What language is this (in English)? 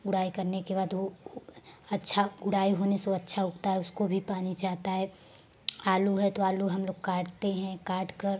Hindi